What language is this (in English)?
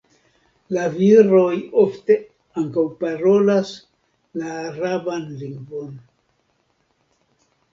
Esperanto